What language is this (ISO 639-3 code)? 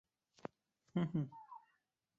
zho